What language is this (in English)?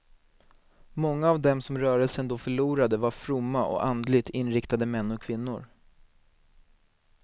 Swedish